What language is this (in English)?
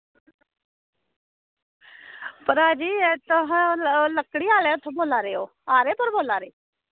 Dogri